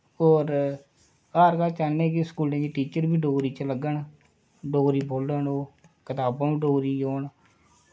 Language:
Dogri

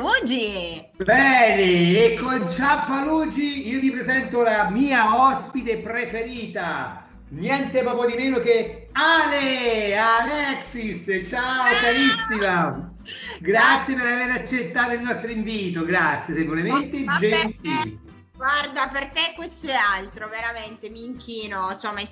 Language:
Italian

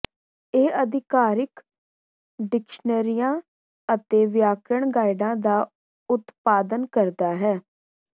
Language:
Punjabi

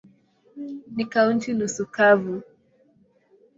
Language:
Swahili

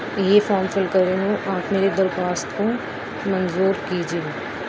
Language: Urdu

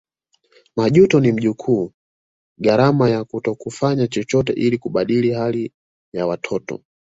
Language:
Swahili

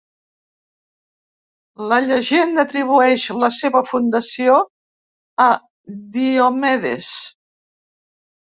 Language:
Catalan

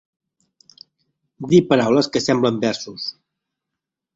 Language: Catalan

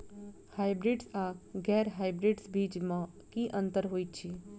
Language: Maithili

